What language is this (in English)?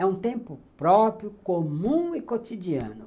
Portuguese